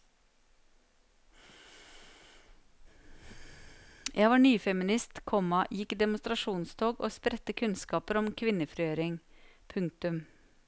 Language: Norwegian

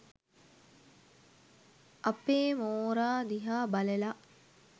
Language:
Sinhala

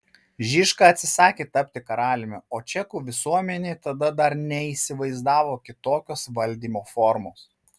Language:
Lithuanian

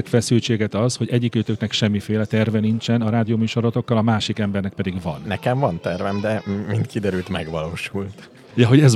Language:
Hungarian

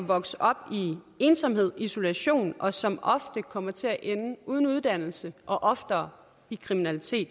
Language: Danish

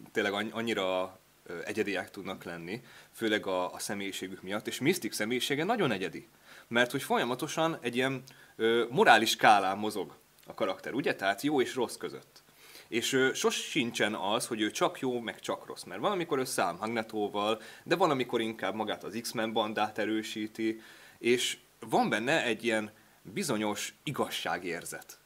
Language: Hungarian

